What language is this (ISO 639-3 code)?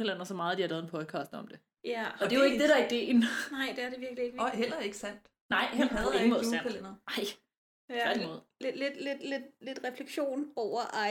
dan